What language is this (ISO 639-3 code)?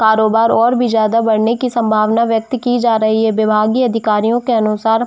hin